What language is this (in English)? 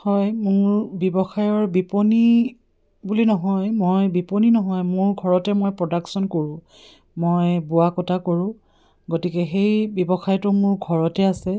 Assamese